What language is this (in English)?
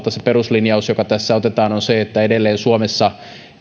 Finnish